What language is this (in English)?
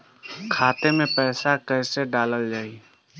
Bhojpuri